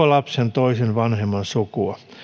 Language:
Finnish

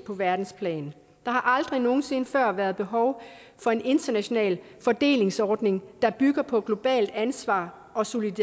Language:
Danish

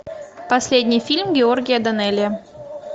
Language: Russian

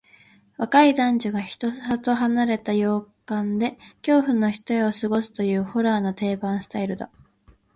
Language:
Japanese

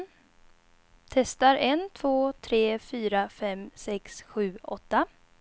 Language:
Swedish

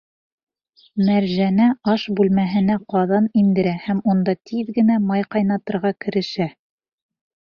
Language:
Bashkir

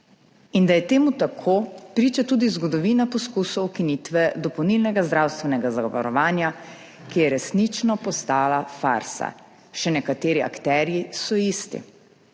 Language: Slovenian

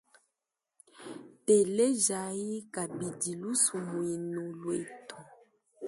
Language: Luba-Lulua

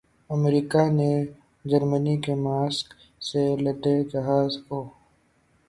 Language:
Urdu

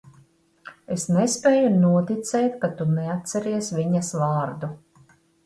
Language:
Latvian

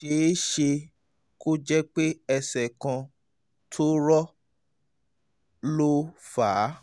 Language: Yoruba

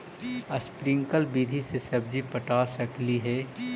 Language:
Magahi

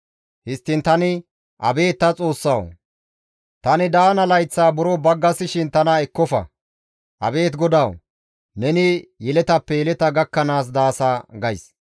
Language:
Gamo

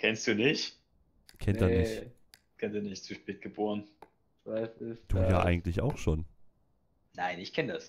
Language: German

